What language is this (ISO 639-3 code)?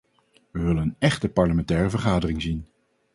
nld